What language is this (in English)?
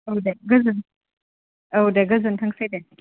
Bodo